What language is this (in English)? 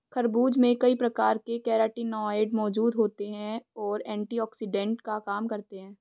Hindi